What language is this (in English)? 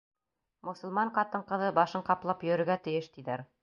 Bashkir